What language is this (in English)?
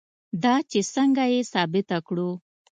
Pashto